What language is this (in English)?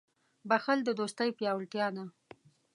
Pashto